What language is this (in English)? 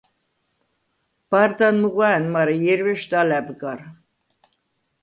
Svan